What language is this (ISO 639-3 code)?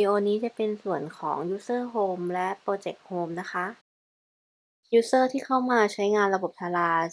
tha